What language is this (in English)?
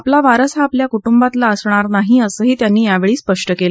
Marathi